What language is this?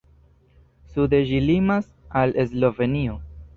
Esperanto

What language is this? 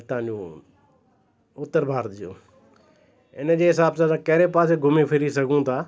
Sindhi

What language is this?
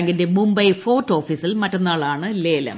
Malayalam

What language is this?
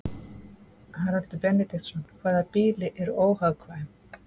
Icelandic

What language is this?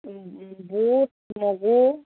Assamese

